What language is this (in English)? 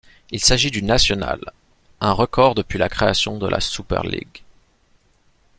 French